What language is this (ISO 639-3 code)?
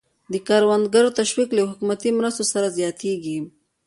pus